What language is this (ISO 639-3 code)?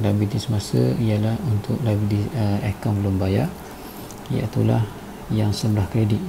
msa